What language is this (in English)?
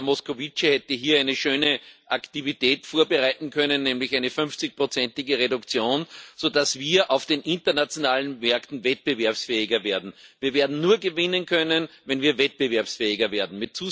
German